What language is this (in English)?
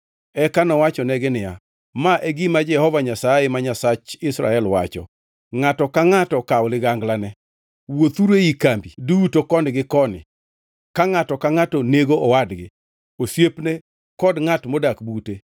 Luo (Kenya and Tanzania)